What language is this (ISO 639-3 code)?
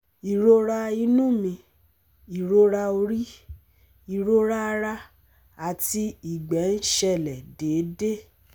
yor